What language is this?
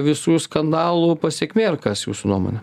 Lithuanian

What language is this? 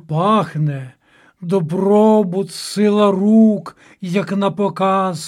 Ukrainian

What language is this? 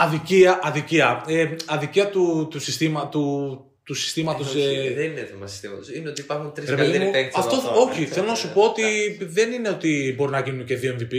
Greek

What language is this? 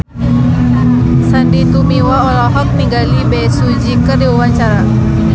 Sundanese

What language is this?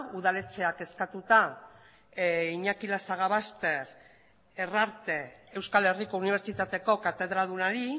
Basque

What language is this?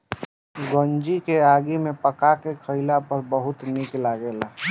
Bhojpuri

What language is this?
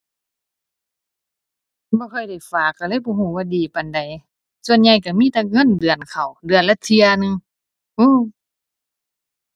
Thai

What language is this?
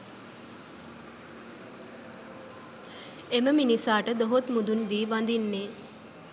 Sinhala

